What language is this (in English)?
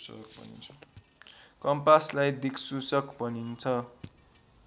Nepali